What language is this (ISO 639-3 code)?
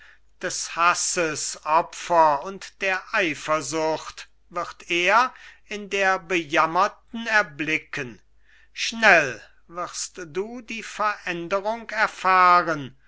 deu